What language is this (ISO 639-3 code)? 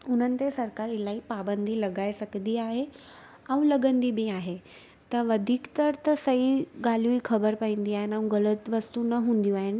snd